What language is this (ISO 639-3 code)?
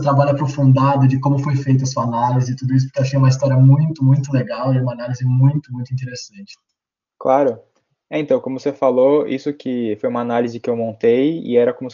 por